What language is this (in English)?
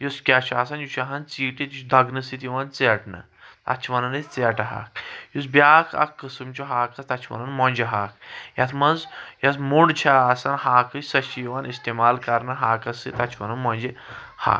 Kashmiri